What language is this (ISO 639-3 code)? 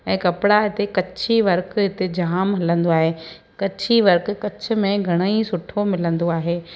snd